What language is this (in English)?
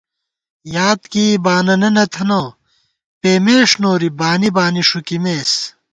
Gawar-Bati